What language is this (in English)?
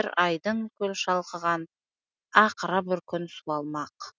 Kazakh